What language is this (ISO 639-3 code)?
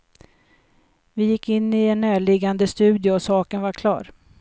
swe